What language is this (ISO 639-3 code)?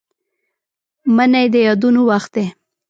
pus